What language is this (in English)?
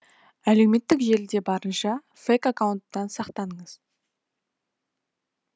Kazakh